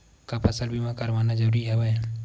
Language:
Chhattisgarhi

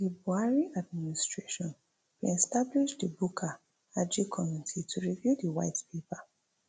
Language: Nigerian Pidgin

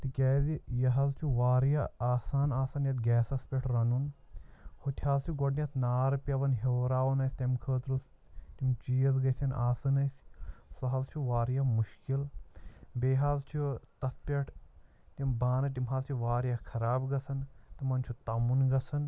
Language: Kashmiri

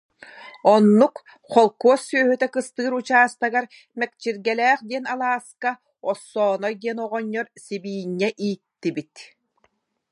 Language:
Yakut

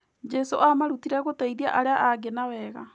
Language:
Kikuyu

